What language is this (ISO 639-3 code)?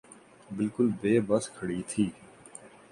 urd